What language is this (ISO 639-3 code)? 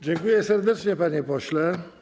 pol